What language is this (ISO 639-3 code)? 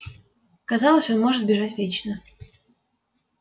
rus